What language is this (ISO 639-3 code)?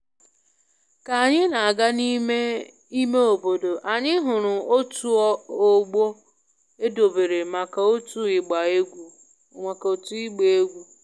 ibo